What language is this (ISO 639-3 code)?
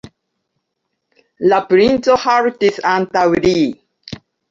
epo